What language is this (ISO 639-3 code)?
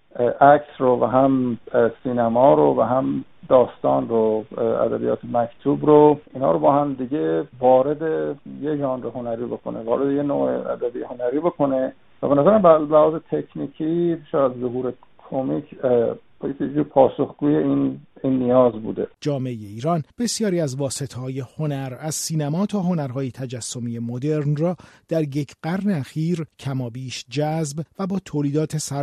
fas